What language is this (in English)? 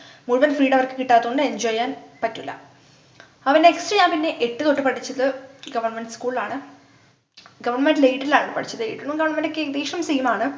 Malayalam